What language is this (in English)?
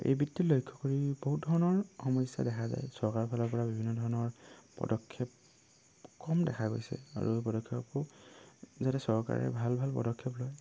Assamese